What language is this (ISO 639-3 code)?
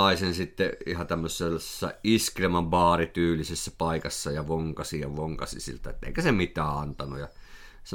fin